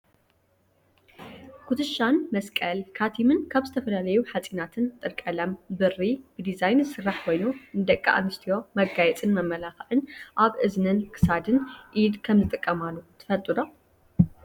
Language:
Tigrinya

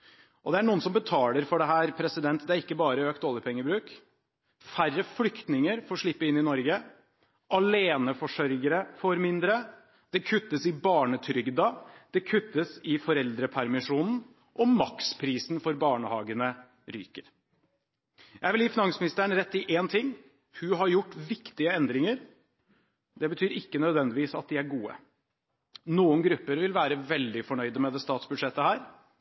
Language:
Norwegian Bokmål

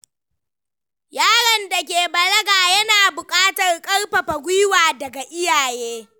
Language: Hausa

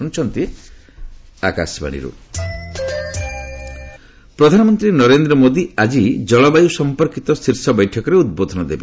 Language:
Odia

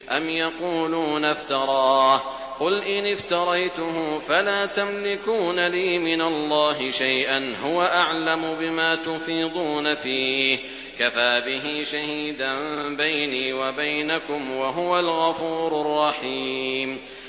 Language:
Arabic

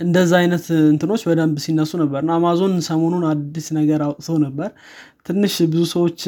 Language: Amharic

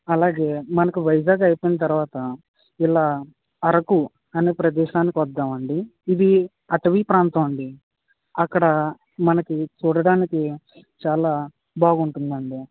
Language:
Telugu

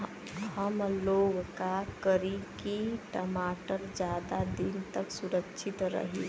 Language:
Bhojpuri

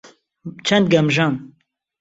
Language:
Central Kurdish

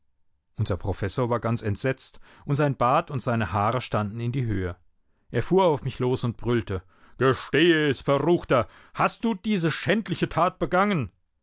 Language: German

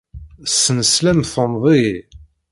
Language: Kabyle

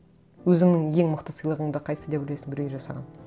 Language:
Kazakh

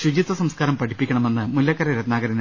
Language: Malayalam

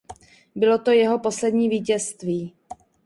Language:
Czech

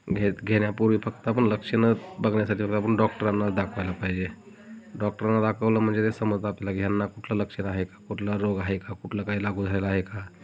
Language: Marathi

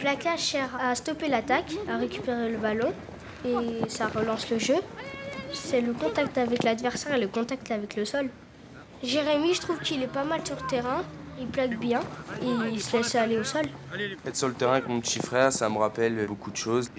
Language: French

